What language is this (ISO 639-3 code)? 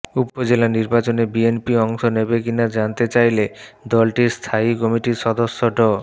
ben